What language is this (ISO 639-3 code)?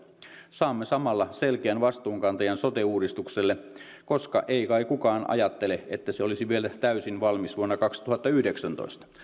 fin